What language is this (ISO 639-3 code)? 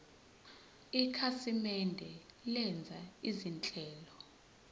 zul